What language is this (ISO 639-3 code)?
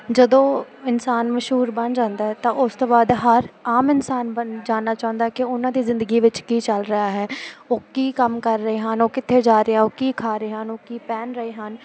pan